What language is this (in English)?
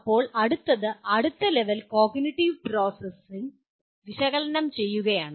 Malayalam